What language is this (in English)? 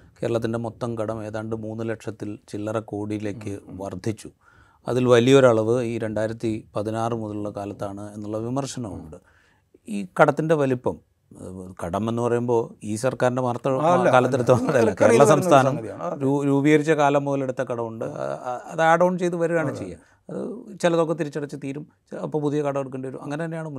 Malayalam